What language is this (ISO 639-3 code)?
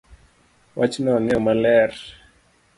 luo